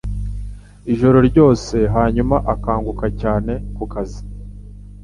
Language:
Kinyarwanda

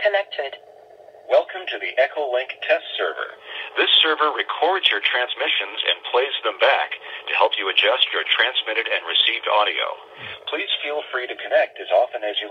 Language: English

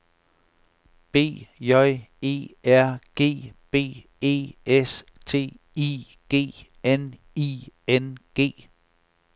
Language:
Danish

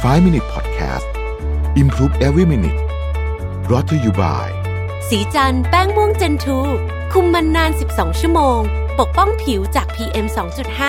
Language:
Thai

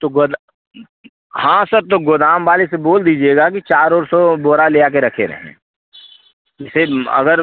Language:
Hindi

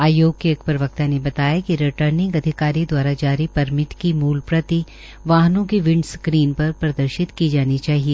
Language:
Hindi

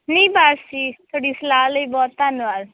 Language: Punjabi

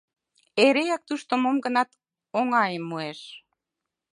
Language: Mari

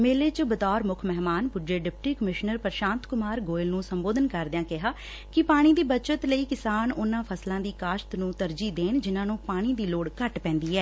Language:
Punjabi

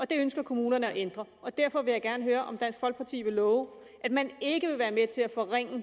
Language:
Danish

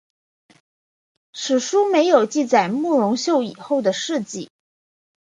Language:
Chinese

